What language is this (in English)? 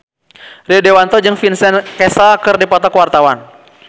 Sundanese